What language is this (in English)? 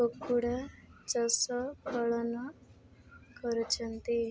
Odia